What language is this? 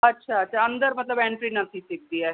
Sindhi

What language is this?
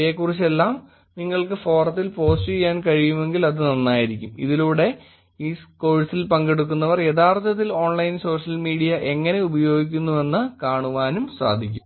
Malayalam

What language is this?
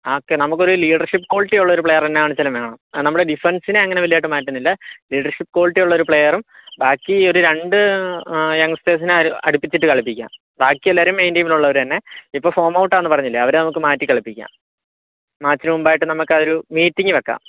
Malayalam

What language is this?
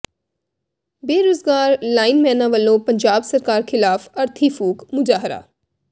Punjabi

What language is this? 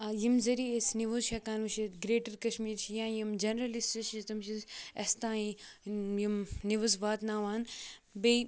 Kashmiri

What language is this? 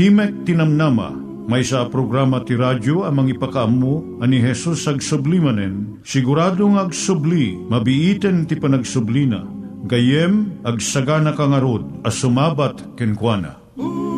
Filipino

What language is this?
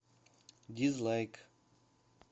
Russian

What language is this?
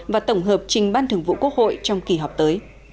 Vietnamese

